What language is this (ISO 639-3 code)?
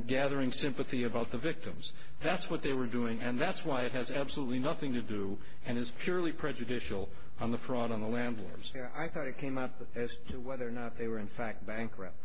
eng